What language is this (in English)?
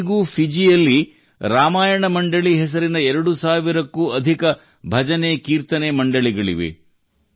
Kannada